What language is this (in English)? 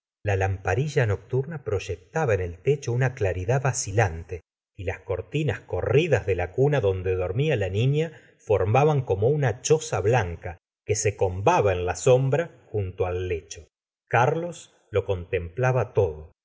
Spanish